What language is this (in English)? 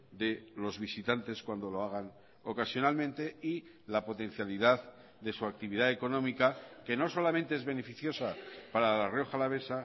Spanish